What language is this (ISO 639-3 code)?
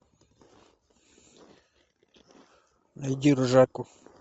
rus